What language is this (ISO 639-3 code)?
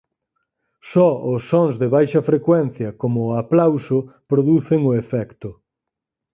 glg